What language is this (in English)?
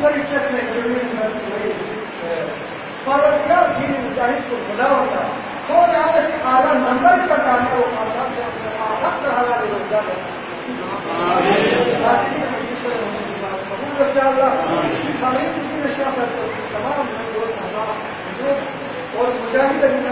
Turkish